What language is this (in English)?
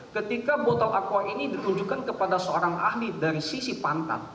Indonesian